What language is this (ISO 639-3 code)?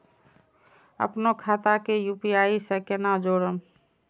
mai